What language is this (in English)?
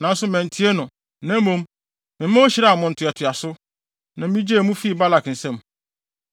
Akan